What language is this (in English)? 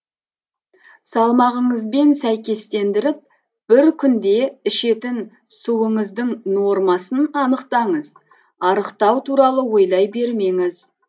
Kazakh